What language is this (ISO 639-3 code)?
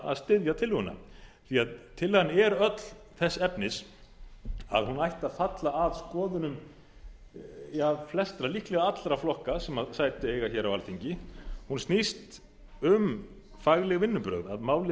isl